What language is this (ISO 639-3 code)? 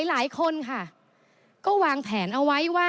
tha